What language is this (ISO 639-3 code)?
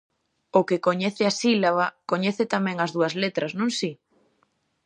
glg